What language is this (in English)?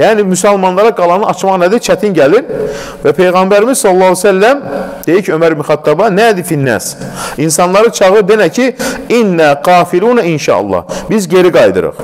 Turkish